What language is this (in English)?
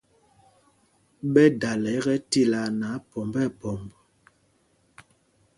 Mpumpong